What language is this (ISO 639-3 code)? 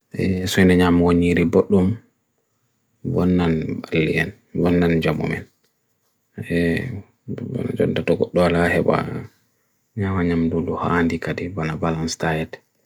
fui